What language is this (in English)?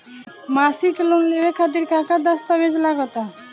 Bhojpuri